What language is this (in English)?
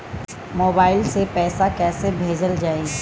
Bhojpuri